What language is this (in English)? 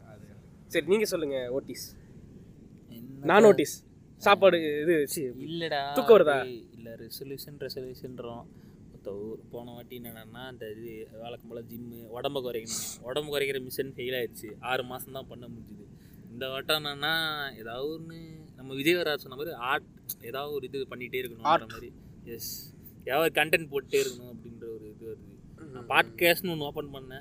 Tamil